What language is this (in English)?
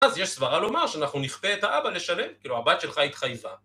Hebrew